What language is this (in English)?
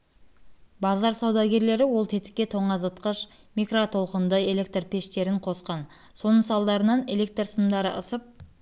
Kazakh